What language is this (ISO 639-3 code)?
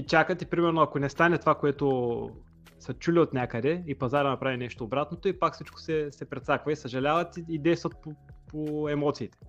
bul